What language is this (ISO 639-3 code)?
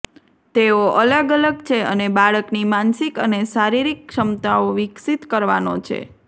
guj